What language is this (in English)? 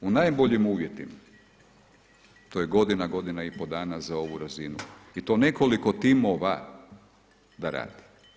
Croatian